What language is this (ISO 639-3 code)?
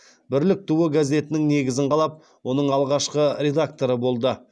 kaz